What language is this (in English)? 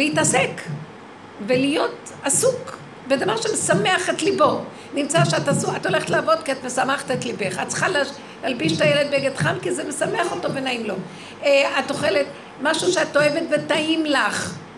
Hebrew